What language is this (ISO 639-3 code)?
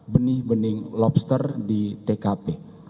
ind